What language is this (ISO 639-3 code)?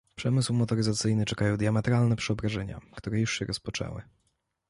pol